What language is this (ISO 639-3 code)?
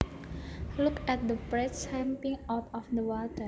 jav